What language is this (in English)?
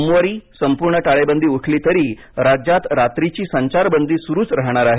Marathi